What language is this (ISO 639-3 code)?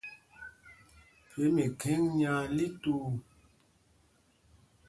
mgg